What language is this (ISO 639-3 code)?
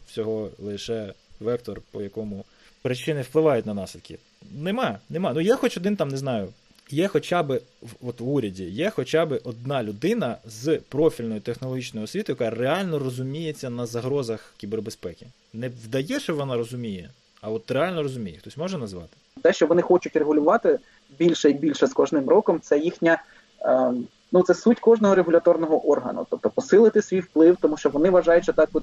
ukr